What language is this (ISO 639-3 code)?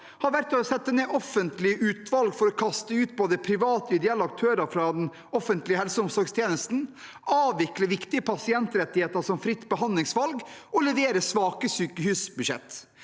nor